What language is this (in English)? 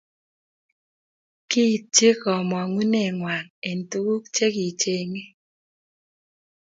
Kalenjin